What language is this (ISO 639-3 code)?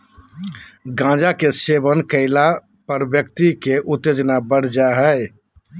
mag